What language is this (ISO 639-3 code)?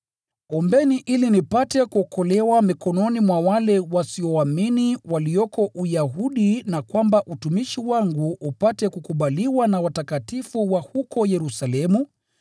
swa